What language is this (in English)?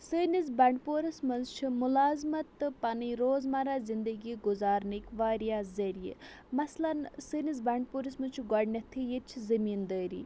Kashmiri